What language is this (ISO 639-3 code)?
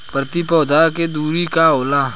bho